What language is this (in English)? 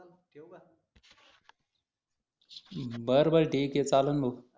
Marathi